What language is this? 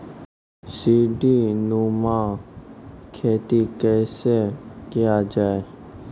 Maithili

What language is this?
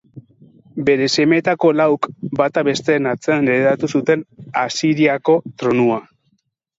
Basque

